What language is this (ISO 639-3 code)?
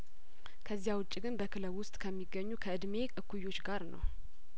amh